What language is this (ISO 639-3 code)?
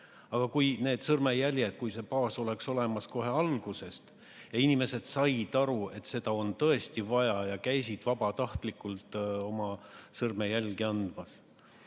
est